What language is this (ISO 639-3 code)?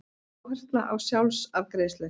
isl